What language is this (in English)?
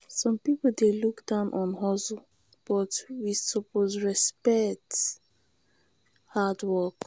Nigerian Pidgin